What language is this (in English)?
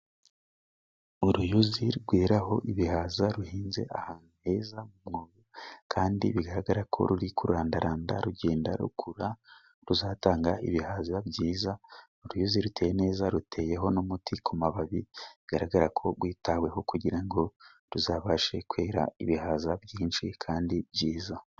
Kinyarwanda